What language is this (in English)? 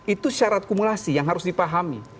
Indonesian